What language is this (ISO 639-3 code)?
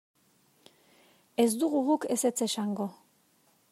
eus